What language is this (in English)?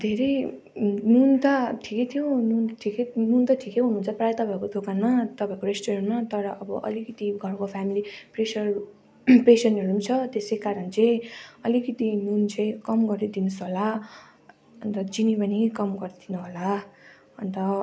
Nepali